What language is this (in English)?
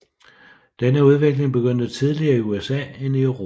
Danish